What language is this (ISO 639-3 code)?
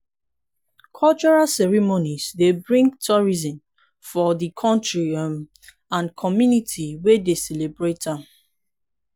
pcm